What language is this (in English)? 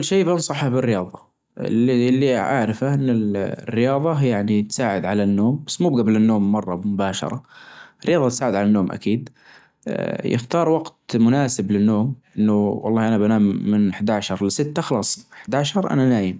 Najdi Arabic